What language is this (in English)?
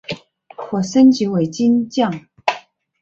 Chinese